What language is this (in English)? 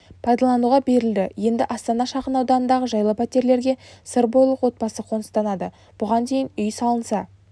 Kazakh